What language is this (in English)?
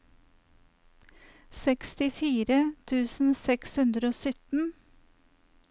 Norwegian